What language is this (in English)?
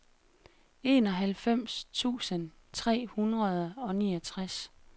Danish